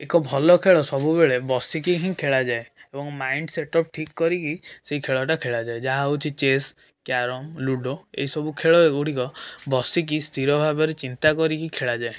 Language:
Odia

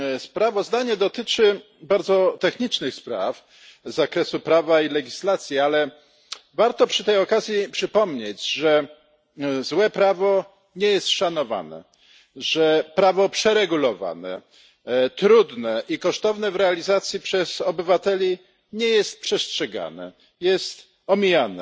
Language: Polish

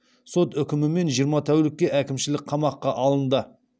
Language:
Kazakh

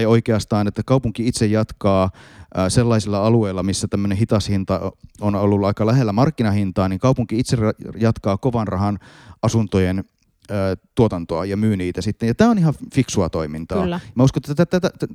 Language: Finnish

